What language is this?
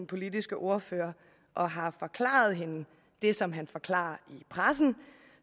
Danish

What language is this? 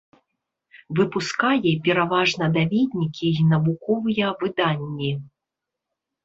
Belarusian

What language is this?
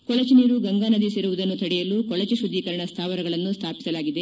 Kannada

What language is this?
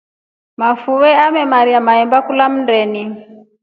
Rombo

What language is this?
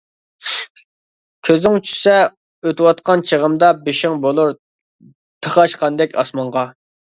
Uyghur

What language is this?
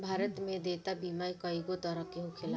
Bhojpuri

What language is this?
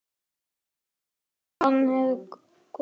Icelandic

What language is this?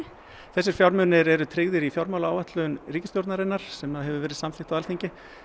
Icelandic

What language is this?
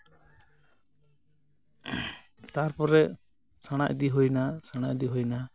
Santali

